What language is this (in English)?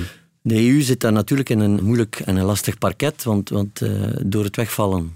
Dutch